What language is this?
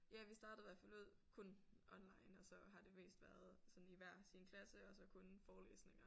Danish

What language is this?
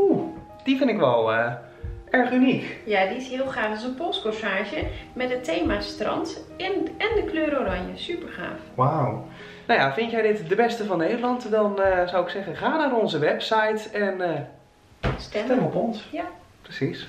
Dutch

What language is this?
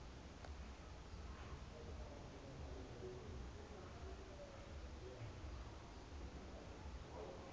Southern Sotho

